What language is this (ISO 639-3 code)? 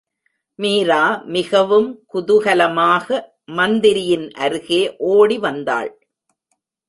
tam